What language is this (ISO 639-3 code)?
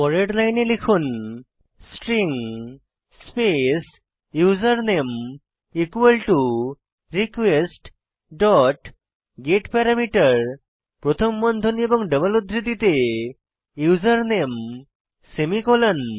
ben